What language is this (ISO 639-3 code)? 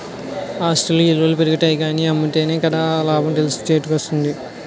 tel